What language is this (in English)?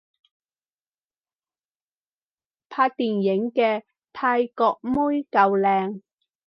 Cantonese